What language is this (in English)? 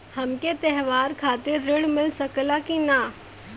Bhojpuri